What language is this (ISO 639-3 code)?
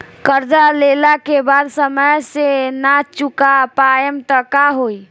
bho